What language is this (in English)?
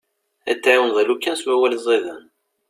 Kabyle